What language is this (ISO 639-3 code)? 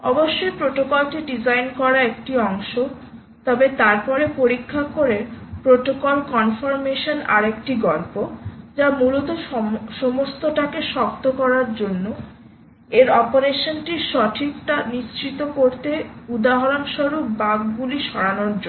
ben